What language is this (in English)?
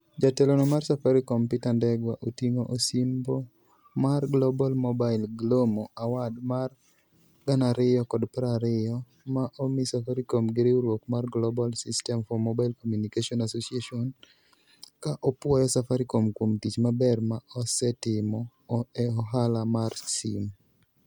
Luo (Kenya and Tanzania)